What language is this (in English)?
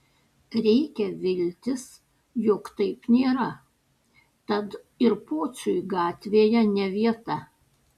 Lithuanian